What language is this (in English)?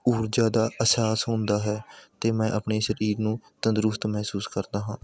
Punjabi